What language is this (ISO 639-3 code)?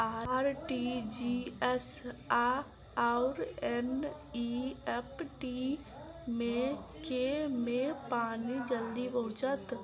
mai